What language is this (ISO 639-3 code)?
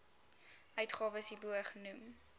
afr